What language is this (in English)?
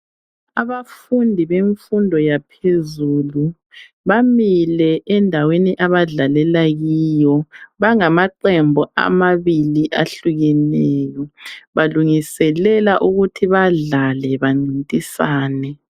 North Ndebele